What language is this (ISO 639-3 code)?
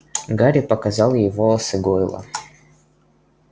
rus